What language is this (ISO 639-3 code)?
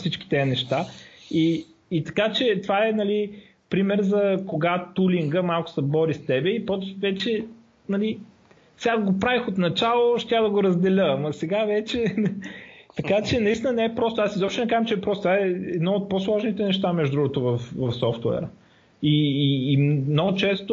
bul